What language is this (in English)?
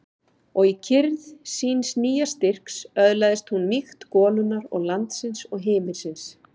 Icelandic